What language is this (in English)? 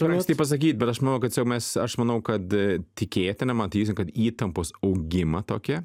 Lithuanian